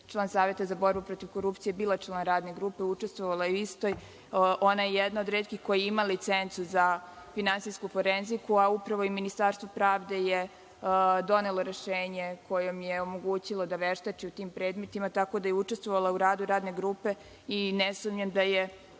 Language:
Serbian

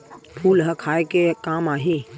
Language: Chhattisgarhi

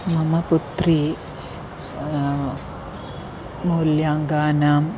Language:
Sanskrit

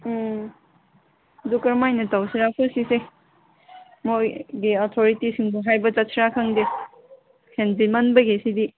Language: Manipuri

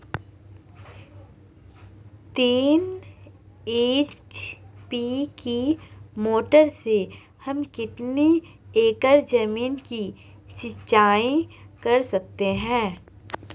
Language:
Hindi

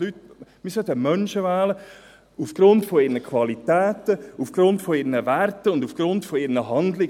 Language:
Swiss German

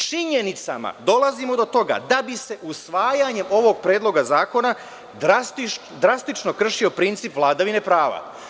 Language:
Serbian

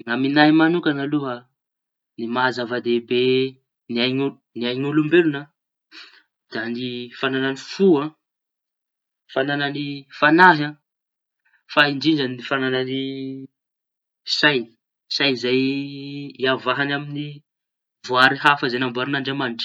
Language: Tanosy Malagasy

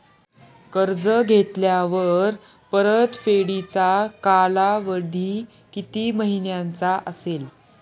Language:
Marathi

